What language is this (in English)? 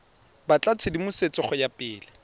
Tswana